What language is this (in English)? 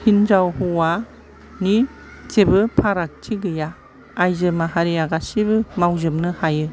Bodo